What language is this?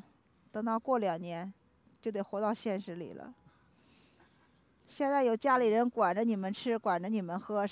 Chinese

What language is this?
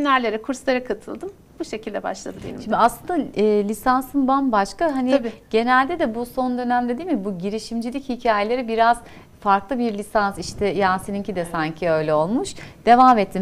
Turkish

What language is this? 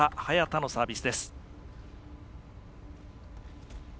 Japanese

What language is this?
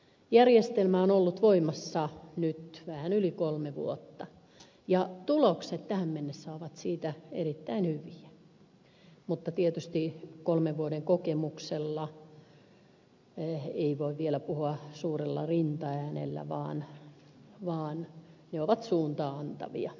Finnish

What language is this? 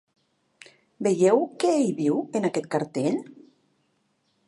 Catalan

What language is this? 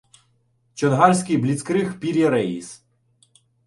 Ukrainian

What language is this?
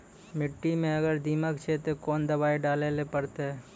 Maithili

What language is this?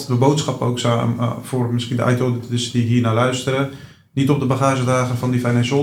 Dutch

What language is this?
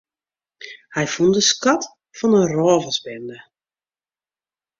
Western Frisian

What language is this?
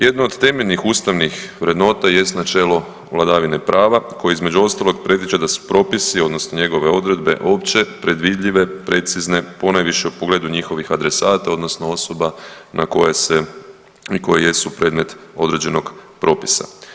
Croatian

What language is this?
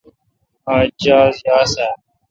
Kalkoti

